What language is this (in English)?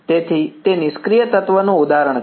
Gujarati